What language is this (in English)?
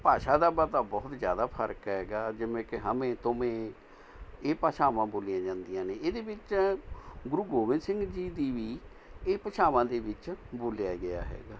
Punjabi